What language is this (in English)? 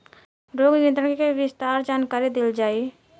Bhojpuri